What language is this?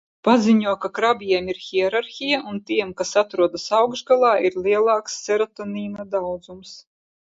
Latvian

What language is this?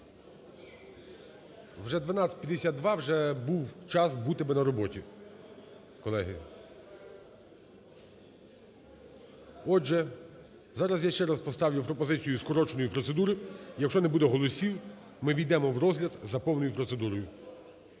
Ukrainian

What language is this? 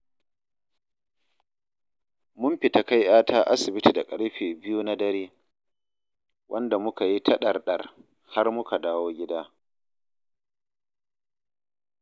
Hausa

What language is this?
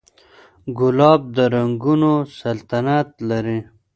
Pashto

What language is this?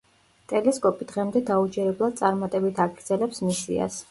Georgian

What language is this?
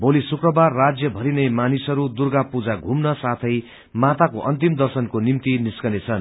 Nepali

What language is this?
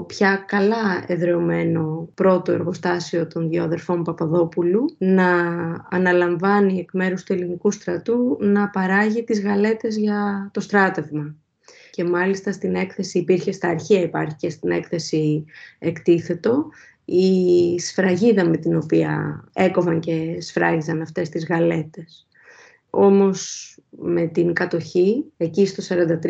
Greek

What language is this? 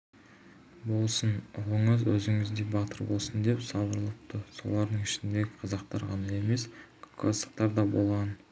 Kazakh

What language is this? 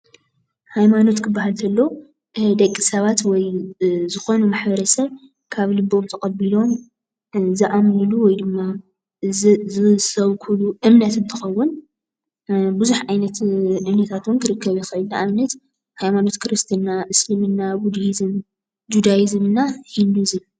Tigrinya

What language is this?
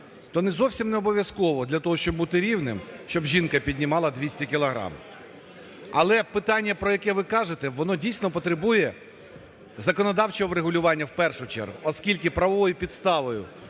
Ukrainian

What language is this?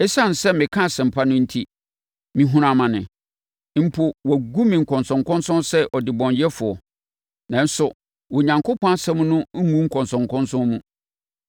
Akan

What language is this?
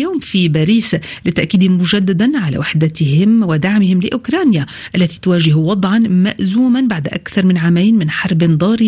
Arabic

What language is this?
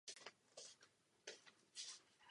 Czech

